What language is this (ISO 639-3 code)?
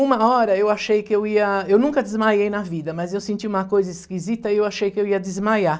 por